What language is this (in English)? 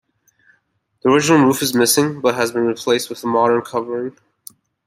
English